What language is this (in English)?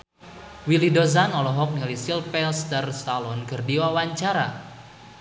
Sundanese